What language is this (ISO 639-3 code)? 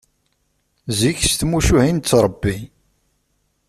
kab